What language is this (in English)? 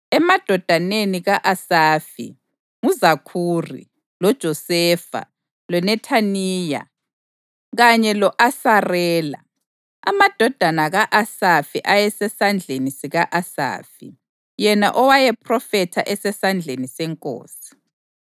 North Ndebele